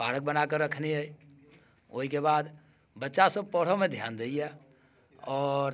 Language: Maithili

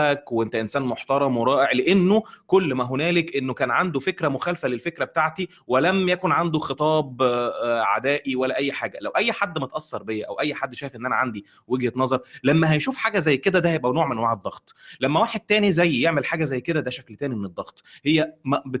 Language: Arabic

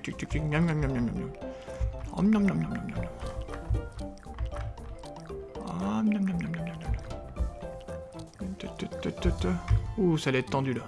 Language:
French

